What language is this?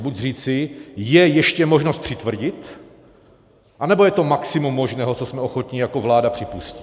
Czech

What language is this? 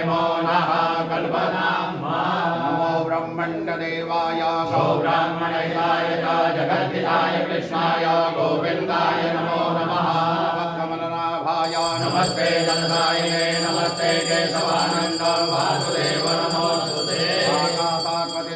Indonesian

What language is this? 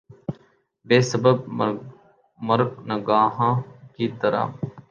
Urdu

